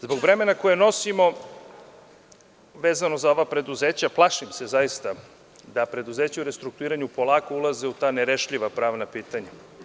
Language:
Serbian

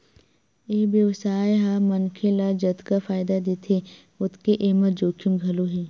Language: Chhattisgarhi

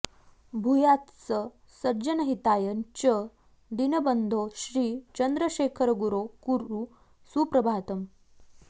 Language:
Sanskrit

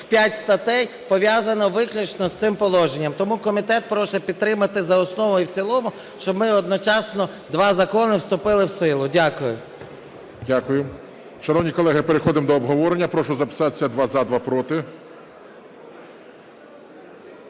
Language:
Ukrainian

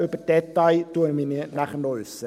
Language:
Swiss German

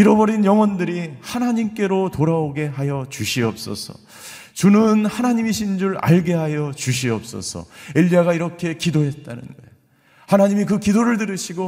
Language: Korean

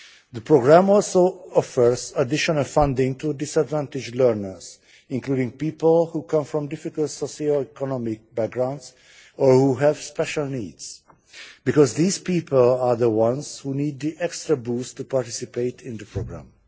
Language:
English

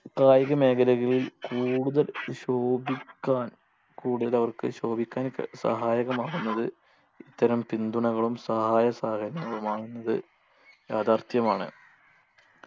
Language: Malayalam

